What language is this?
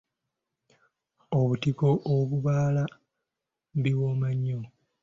Ganda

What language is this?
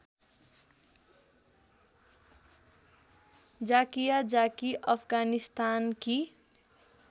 Nepali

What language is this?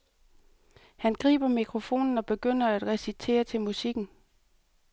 Danish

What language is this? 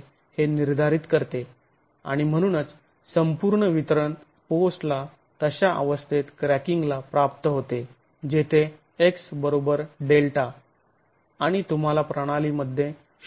Marathi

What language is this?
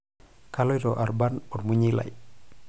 Masai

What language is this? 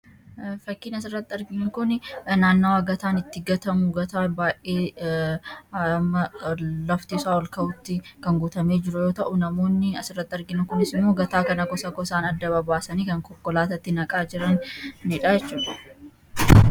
Oromo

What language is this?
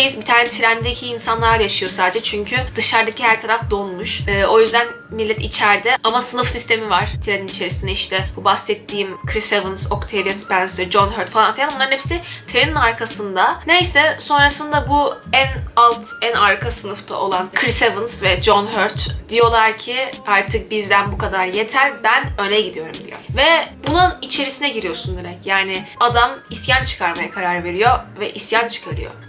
Turkish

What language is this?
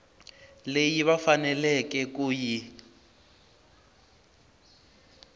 Tsonga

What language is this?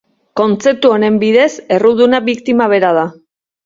Basque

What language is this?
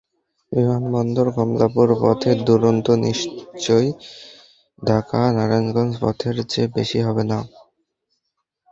Bangla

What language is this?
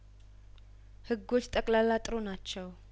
Amharic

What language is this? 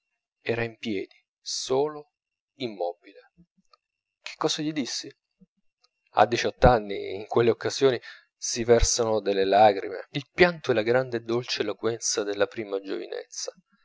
Italian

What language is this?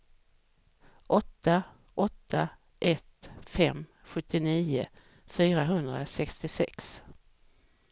Swedish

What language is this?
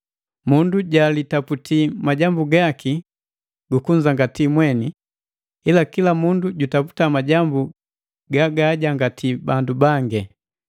Matengo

